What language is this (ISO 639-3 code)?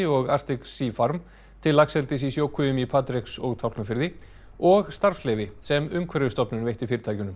isl